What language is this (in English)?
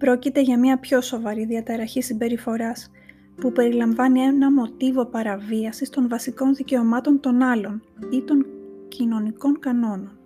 Greek